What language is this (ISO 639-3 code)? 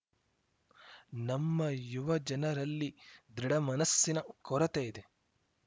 kan